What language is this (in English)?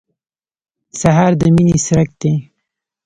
Pashto